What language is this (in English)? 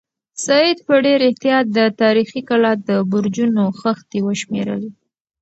Pashto